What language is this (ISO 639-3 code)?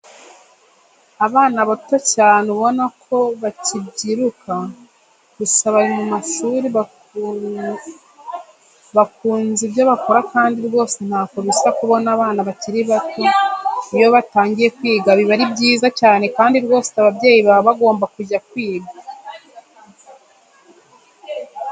kin